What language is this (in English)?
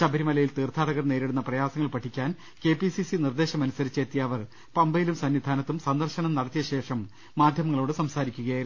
Malayalam